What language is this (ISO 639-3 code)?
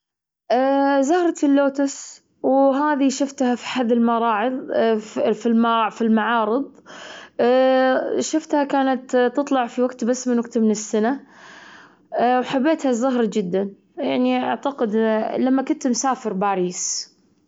afb